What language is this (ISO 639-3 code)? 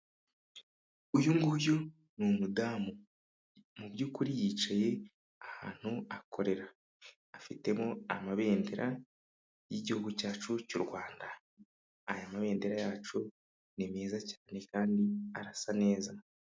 kin